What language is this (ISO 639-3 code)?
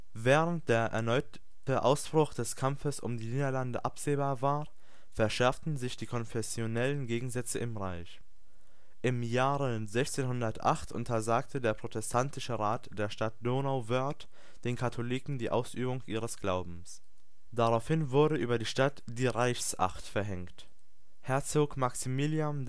deu